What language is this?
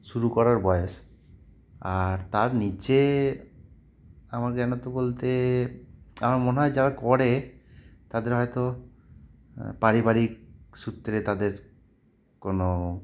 Bangla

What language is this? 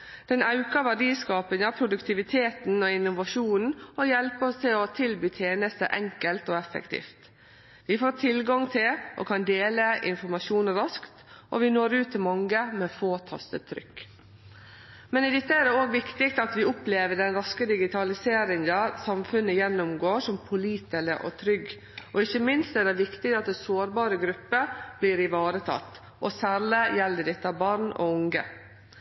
Norwegian Nynorsk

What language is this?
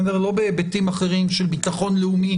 Hebrew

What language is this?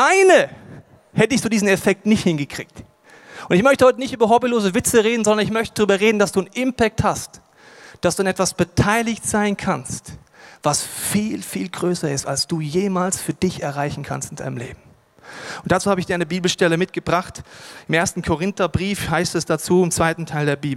German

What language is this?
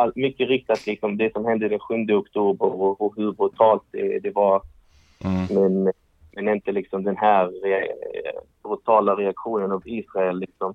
Swedish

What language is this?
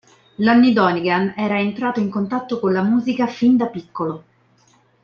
Italian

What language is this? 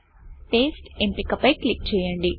Telugu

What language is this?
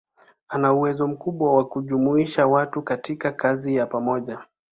Swahili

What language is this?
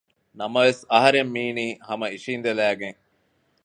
Divehi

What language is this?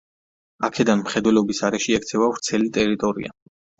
Georgian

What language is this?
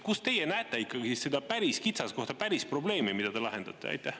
Estonian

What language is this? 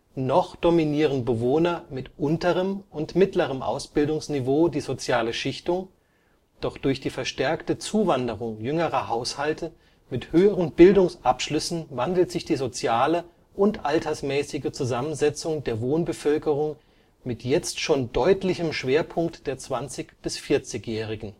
German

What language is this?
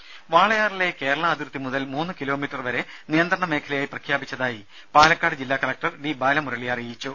Malayalam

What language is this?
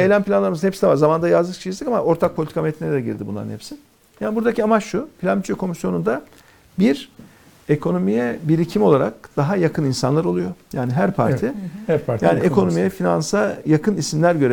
Turkish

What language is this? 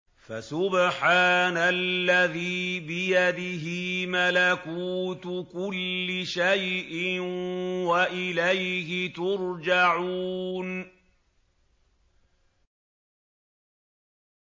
Arabic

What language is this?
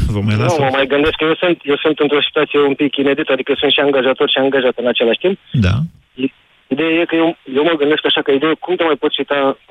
Romanian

